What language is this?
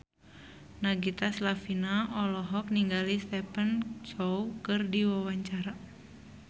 Sundanese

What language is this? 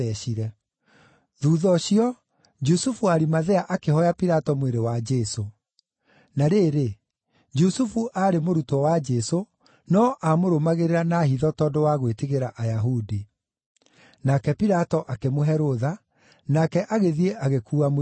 Kikuyu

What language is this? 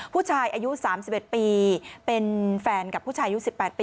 Thai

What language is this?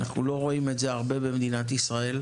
Hebrew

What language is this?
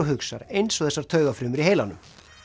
Icelandic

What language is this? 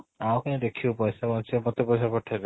Odia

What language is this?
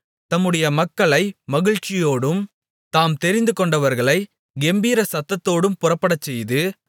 Tamil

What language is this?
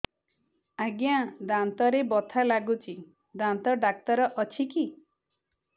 Odia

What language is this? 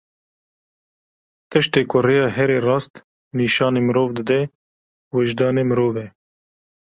Kurdish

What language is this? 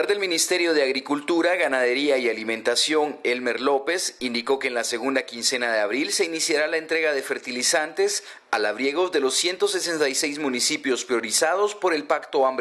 Spanish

